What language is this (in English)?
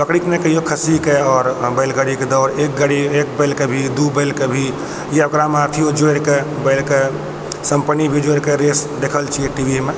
Maithili